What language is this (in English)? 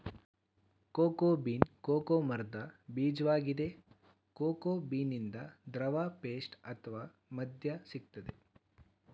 Kannada